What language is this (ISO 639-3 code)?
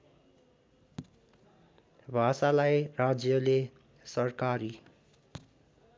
nep